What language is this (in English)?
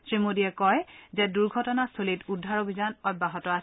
Assamese